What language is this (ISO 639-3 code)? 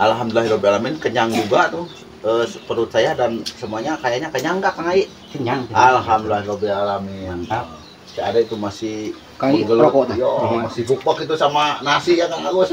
ind